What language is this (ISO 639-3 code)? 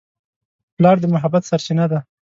pus